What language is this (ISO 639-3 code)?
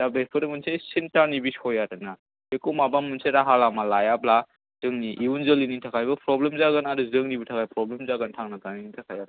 brx